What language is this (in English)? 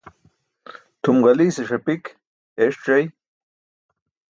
Burushaski